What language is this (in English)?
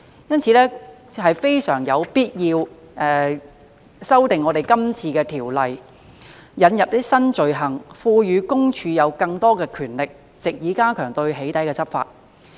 Cantonese